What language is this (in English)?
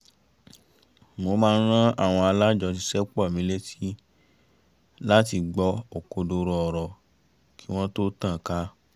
Yoruba